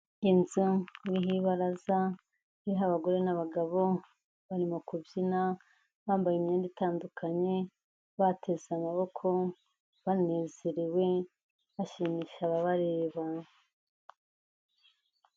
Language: Kinyarwanda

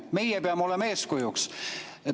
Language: Estonian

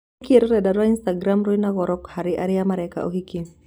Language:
Kikuyu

